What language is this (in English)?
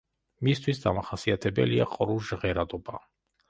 Georgian